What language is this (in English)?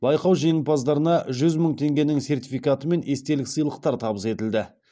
Kazakh